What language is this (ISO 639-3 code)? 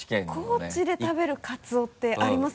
jpn